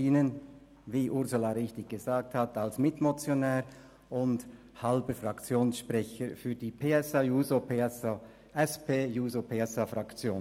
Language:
Swiss German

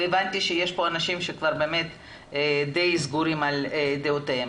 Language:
Hebrew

